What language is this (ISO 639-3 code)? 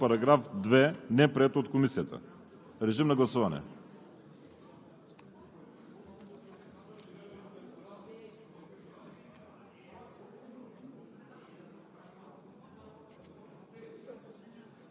bul